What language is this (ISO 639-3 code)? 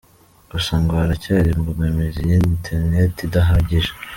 kin